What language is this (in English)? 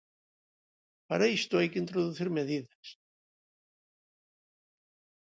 Galician